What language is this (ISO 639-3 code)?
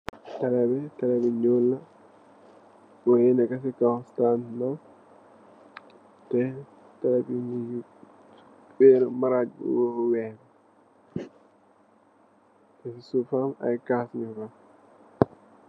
wol